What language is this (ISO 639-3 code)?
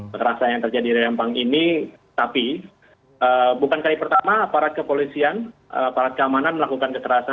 ind